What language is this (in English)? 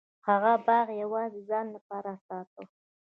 Pashto